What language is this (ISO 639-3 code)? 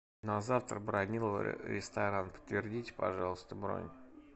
rus